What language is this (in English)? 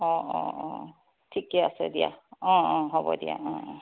Assamese